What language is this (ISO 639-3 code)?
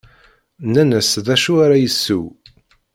kab